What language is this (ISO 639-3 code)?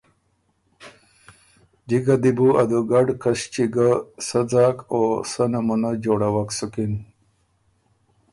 oru